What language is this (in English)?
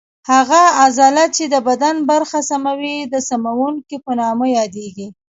Pashto